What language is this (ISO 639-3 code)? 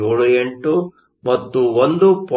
kan